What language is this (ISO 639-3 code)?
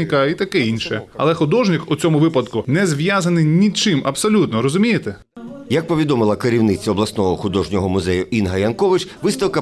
ukr